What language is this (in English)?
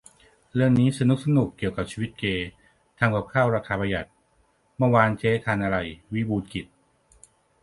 Thai